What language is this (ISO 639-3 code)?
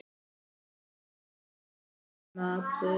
isl